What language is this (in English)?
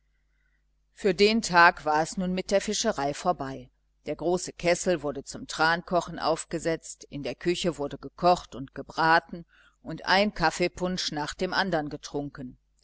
German